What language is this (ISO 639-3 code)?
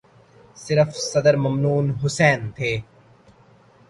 urd